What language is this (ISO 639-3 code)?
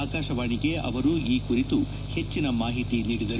kan